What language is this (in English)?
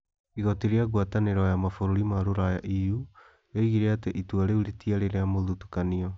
Kikuyu